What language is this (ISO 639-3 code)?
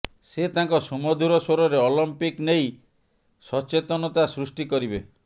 ori